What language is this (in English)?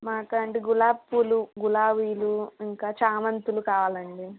Telugu